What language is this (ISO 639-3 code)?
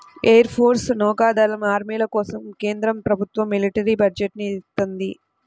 tel